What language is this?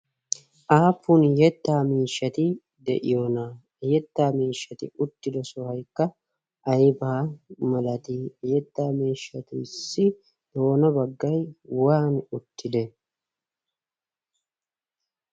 Wolaytta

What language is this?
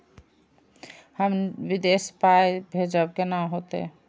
Maithili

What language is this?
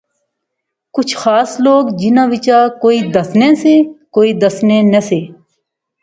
Pahari-Potwari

